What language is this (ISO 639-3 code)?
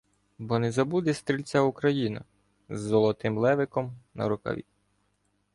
ukr